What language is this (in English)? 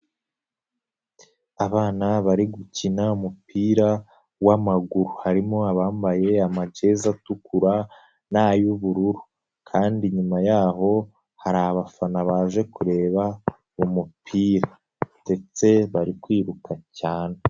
Kinyarwanda